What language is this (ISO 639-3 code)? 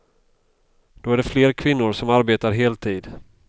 swe